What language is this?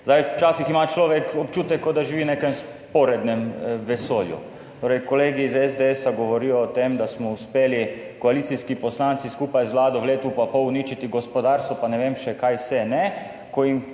Slovenian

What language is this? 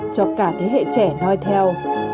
Vietnamese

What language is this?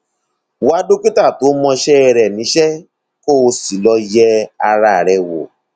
Yoruba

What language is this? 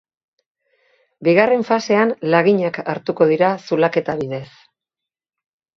Basque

